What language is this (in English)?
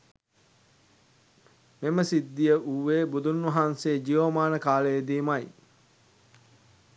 Sinhala